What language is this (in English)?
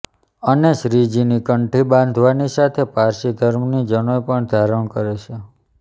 Gujarati